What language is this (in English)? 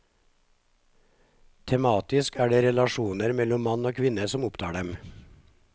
Norwegian